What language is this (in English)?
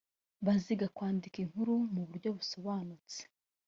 Kinyarwanda